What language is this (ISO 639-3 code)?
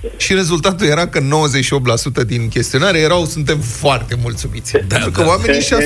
ron